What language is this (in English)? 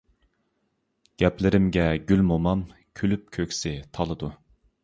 Uyghur